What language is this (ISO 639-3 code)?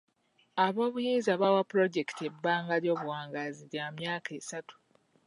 lug